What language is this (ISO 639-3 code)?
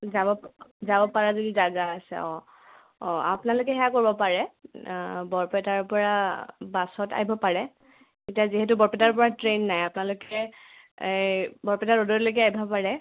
asm